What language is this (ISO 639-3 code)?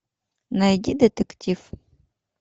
rus